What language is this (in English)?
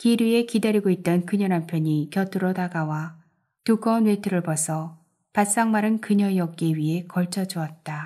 Korean